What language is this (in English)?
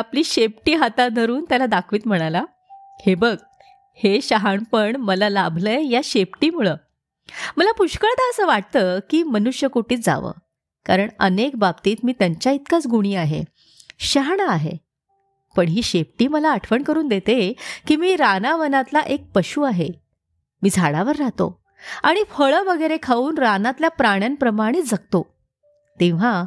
Marathi